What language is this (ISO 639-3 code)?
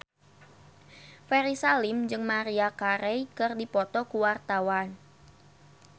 sun